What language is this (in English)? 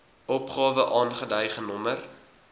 Afrikaans